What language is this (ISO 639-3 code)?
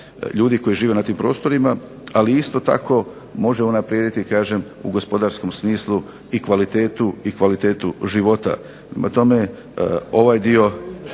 hrv